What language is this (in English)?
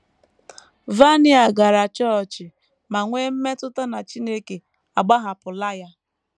Igbo